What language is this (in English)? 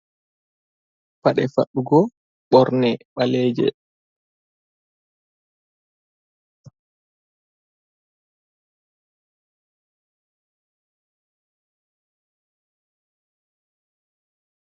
Fula